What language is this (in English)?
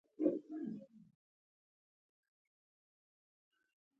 Pashto